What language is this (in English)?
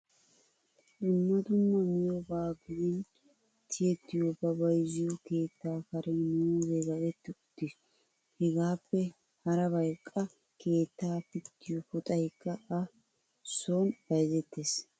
Wolaytta